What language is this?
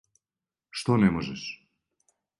Serbian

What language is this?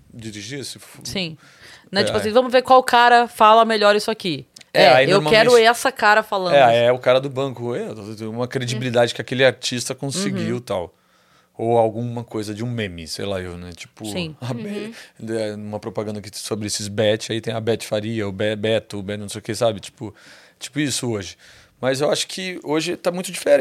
Portuguese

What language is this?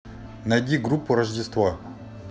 Russian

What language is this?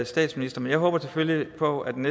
Danish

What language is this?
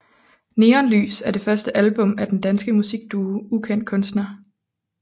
Danish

